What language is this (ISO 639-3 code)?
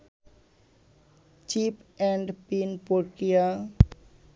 ben